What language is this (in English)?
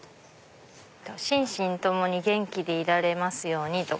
Japanese